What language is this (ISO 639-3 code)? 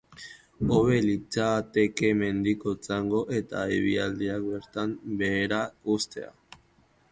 eus